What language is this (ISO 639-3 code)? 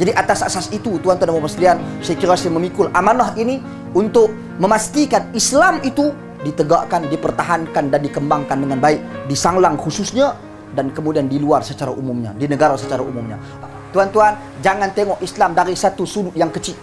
msa